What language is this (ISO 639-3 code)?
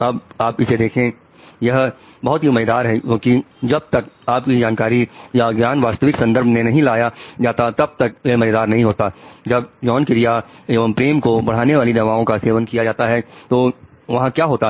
hin